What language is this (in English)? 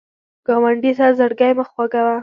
Pashto